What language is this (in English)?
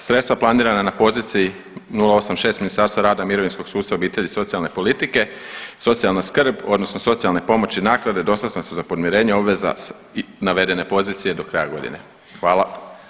Croatian